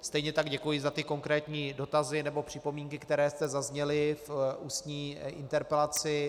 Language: Czech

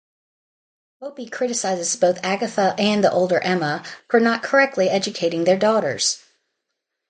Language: English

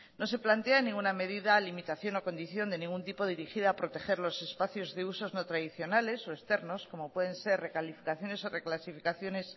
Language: Spanish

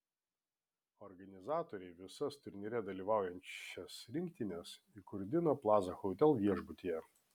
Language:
Lithuanian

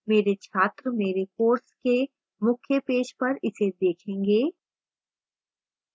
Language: Hindi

